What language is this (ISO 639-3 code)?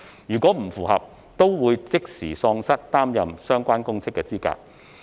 yue